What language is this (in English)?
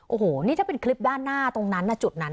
Thai